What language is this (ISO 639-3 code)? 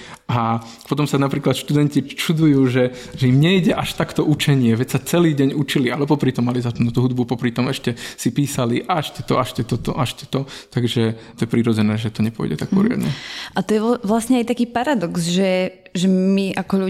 slk